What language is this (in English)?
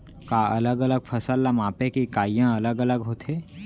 Chhattisgarhi